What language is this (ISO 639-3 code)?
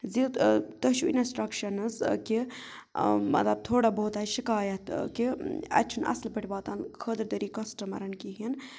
kas